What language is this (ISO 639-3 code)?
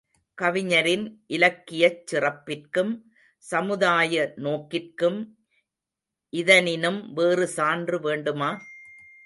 tam